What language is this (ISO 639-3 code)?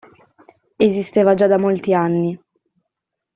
ita